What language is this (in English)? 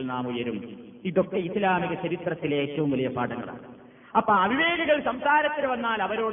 Malayalam